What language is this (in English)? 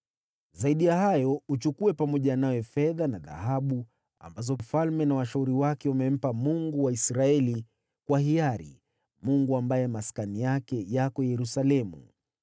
Swahili